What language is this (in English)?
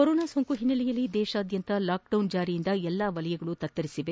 Kannada